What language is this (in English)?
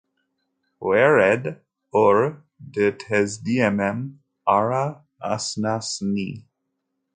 Kabyle